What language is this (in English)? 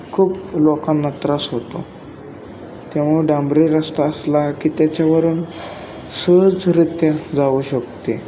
Marathi